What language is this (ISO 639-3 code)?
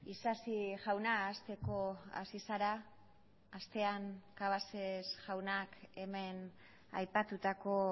eus